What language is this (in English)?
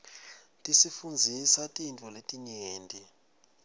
Swati